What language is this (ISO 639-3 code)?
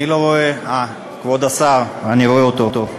heb